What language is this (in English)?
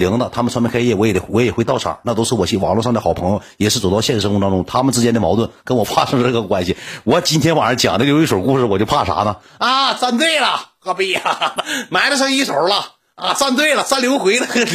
Chinese